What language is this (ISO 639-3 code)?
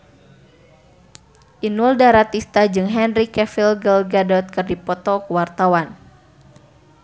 sun